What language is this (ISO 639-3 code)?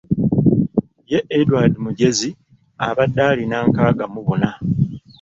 lug